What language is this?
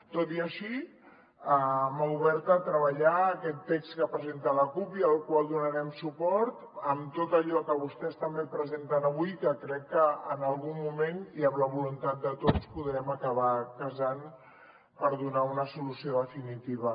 Catalan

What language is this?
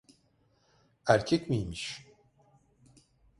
Turkish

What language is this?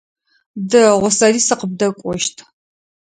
Adyghe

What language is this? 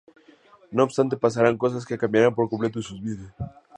Spanish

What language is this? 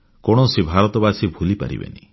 Odia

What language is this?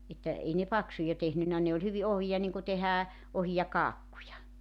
Finnish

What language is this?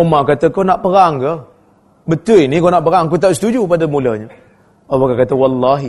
Malay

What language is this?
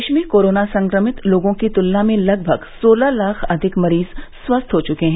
Hindi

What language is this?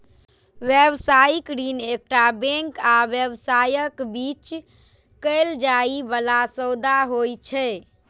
Maithili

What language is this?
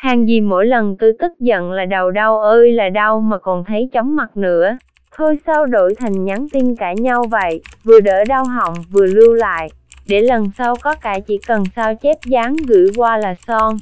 Vietnamese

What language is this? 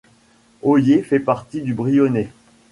French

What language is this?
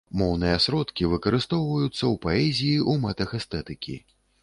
Belarusian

